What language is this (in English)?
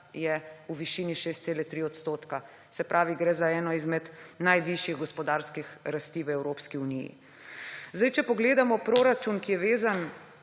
Slovenian